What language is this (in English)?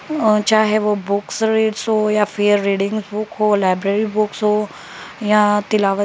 Urdu